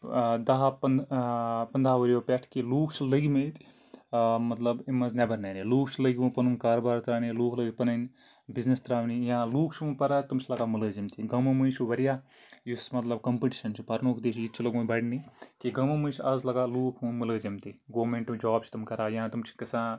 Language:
Kashmiri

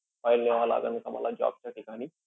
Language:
Marathi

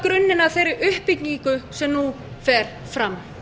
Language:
Icelandic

